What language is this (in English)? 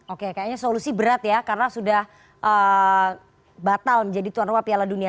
Indonesian